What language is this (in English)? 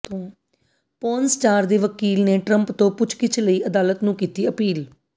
Punjabi